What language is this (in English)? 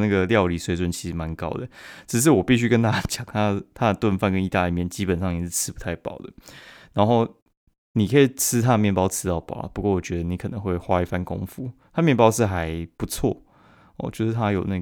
Chinese